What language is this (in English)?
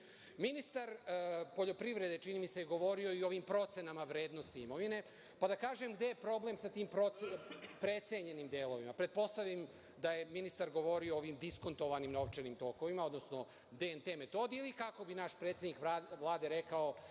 Serbian